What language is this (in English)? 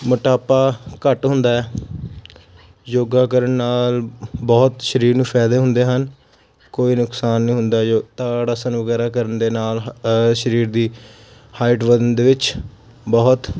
Punjabi